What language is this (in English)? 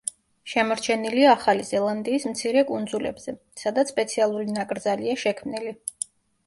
Georgian